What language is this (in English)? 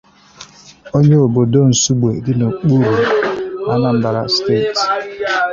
Igbo